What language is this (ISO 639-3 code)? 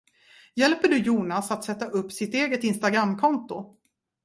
swe